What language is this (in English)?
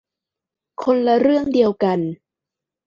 Thai